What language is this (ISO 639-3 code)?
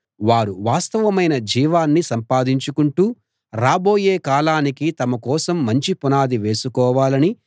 tel